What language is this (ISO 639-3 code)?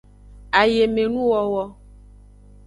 ajg